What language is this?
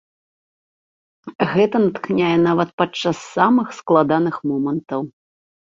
Belarusian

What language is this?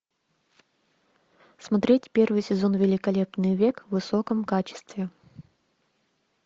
Russian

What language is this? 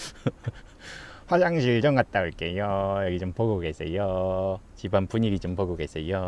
Korean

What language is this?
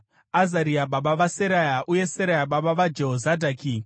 Shona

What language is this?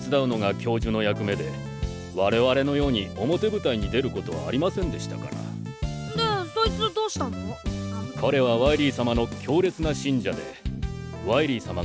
Japanese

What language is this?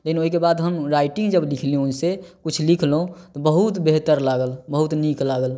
Maithili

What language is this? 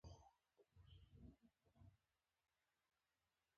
Pashto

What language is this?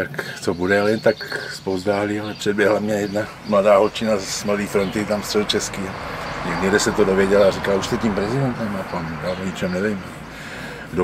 Czech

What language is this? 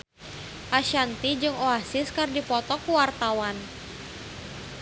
Sundanese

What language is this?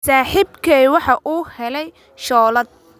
Somali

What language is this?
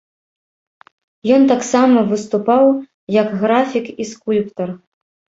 Belarusian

